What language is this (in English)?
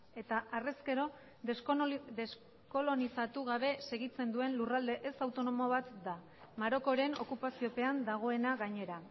Basque